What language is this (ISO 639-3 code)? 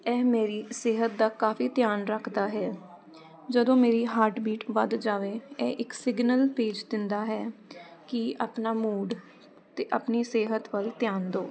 pan